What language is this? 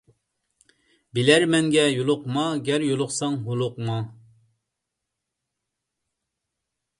Uyghur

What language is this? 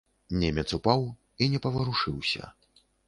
Belarusian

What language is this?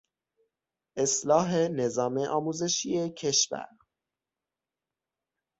Persian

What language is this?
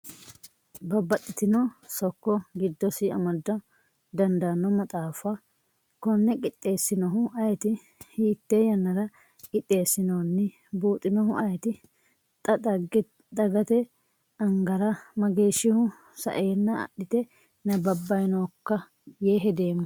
Sidamo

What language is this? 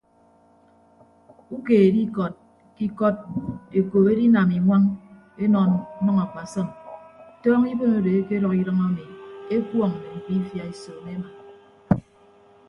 Ibibio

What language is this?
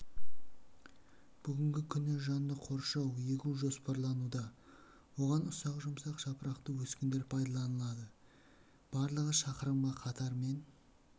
Kazakh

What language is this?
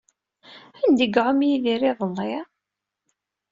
Kabyle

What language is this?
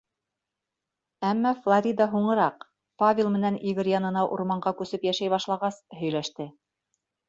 Bashkir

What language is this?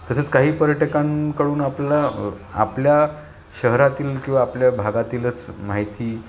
Marathi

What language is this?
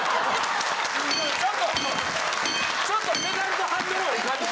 Japanese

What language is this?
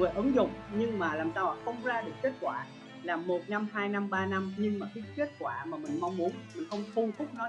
Vietnamese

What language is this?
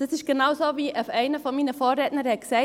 Swiss German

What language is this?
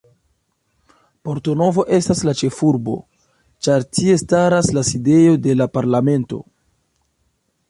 Esperanto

